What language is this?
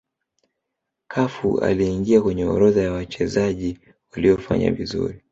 Swahili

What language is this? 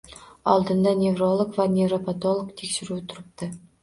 Uzbek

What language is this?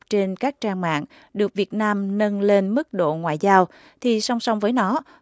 Vietnamese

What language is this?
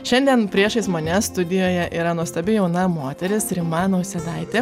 Lithuanian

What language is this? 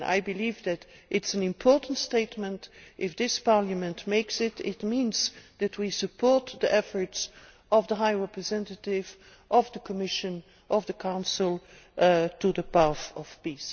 English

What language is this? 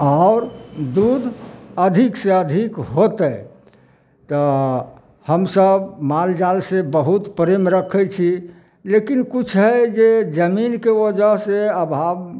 Maithili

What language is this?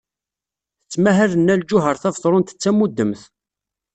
Kabyle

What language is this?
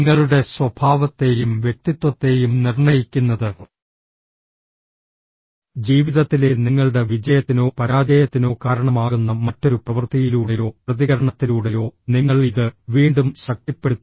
Malayalam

